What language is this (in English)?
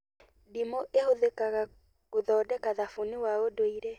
Kikuyu